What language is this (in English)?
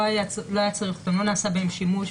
Hebrew